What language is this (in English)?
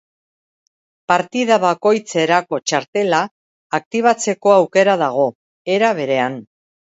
Basque